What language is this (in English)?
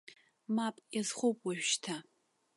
Abkhazian